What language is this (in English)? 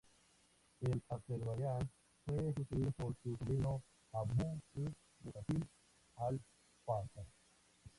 Spanish